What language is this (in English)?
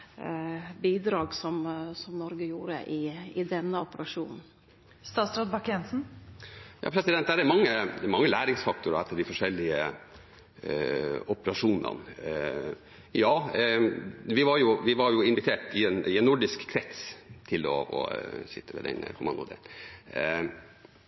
Norwegian